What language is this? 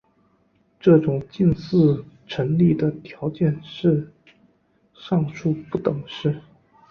Chinese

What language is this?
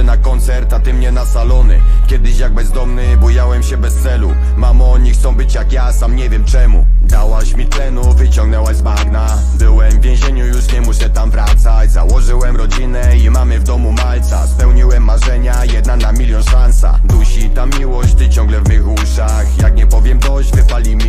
Polish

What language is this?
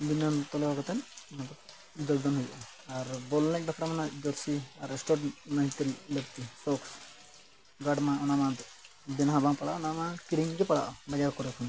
Santali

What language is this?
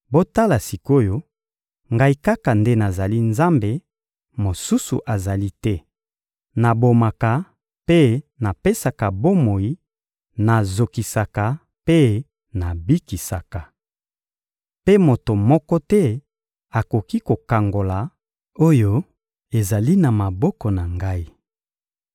Lingala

